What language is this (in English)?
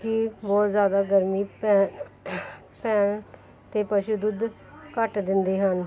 Punjabi